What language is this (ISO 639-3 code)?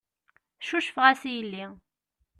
kab